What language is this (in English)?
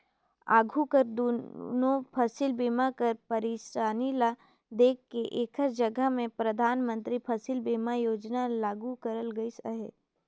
Chhattisgarhi